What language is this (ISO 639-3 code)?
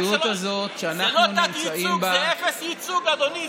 heb